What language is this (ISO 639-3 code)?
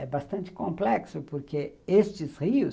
por